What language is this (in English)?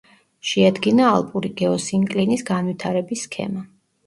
Georgian